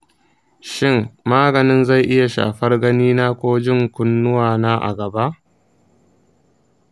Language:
Hausa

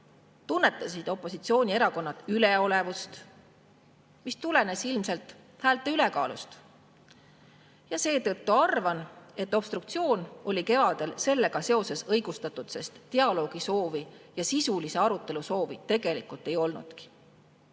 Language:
Estonian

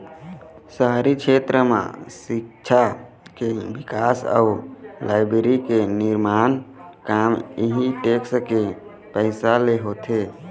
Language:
Chhattisgarhi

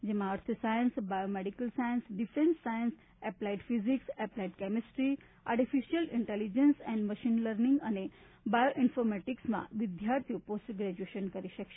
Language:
Gujarati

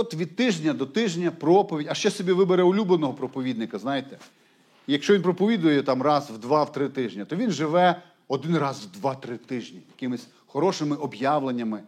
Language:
Ukrainian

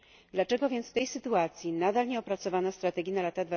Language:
Polish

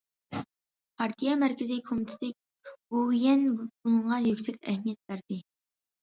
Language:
Uyghur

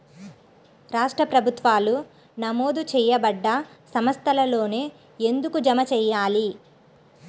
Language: Telugu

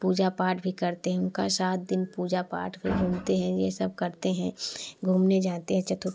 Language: Hindi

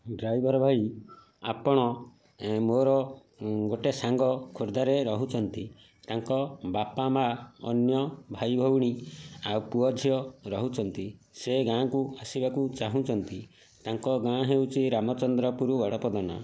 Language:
Odia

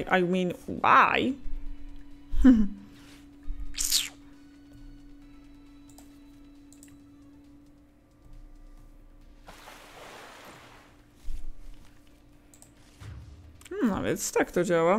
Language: Polish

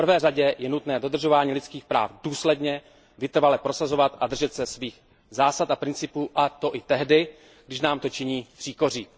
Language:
Czech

